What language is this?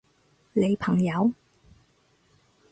Cantonese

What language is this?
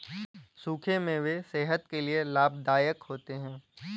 Hindi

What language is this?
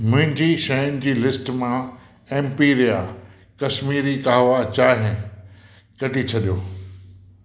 Sindhi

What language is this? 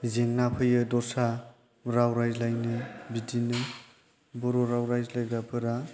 Bodo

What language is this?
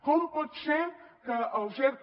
Catalan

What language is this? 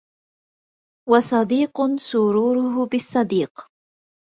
Arabic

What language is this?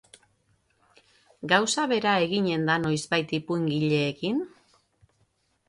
Basque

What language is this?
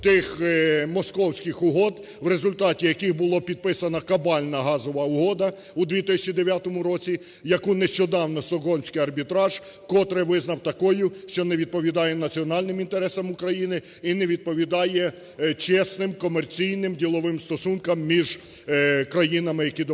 Ukrainian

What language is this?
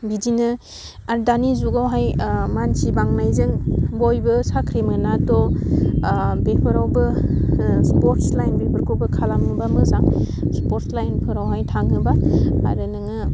Bodo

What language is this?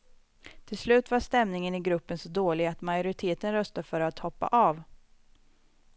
Swedish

